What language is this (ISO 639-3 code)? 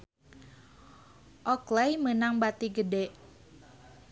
sun